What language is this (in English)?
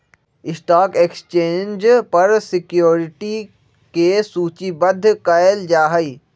Magahi